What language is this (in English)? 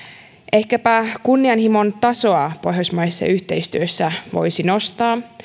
Finnish